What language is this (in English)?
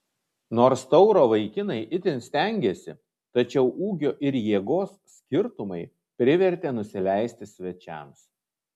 Lithuanian